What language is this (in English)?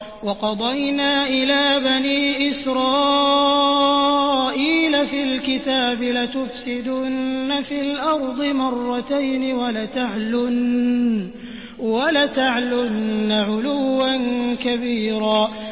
Arabic